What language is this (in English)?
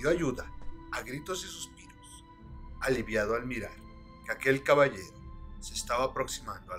Spanish